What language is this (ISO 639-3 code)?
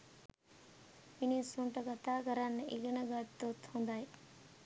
sin